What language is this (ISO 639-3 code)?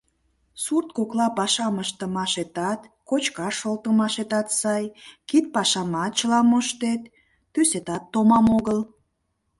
chm